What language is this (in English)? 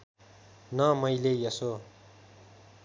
Nepali